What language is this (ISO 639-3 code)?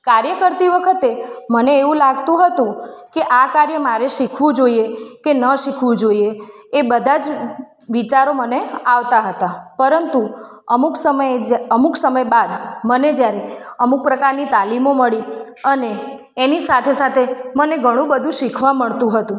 guj